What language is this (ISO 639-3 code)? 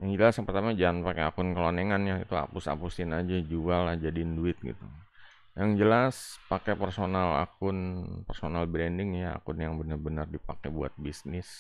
ind